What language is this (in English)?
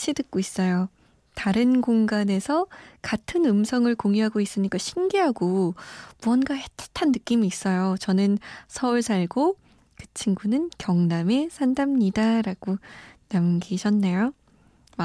Korean